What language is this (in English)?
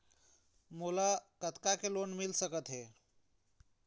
Chhattisgarhi